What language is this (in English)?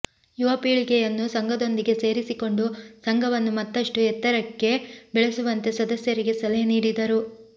Kannada